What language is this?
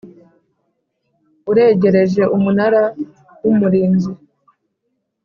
Kinyarwanda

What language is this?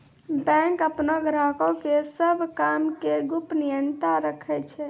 Maithili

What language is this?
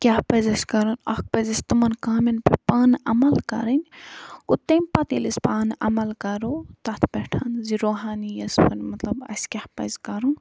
Kashmiri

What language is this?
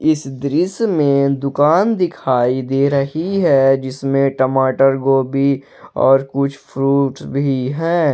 Hindi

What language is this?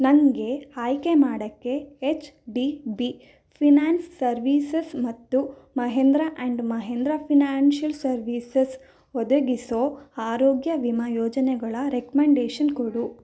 Kannada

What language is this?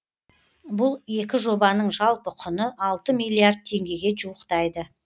Kazakh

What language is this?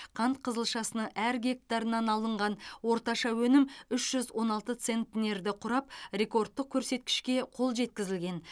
Kazakh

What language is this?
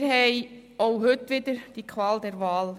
Swiss German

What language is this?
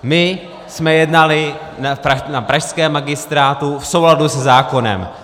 Czech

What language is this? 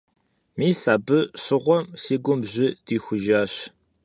Kabardian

